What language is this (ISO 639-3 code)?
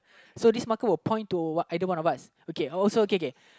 eng